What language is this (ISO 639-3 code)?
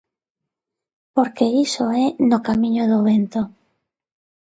glg